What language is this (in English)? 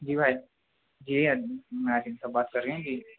Urdu